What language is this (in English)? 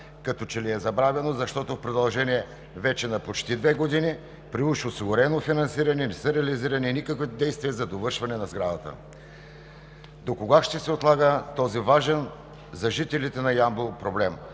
Bulgarian